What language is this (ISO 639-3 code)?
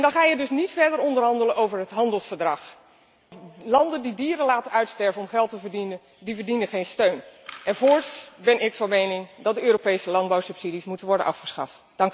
nld